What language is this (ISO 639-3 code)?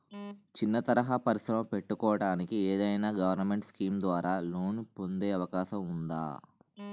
tel